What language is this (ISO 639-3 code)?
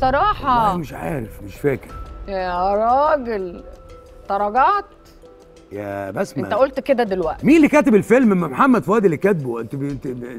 ara